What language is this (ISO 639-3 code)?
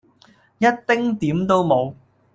yue